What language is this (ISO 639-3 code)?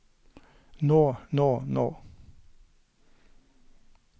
nor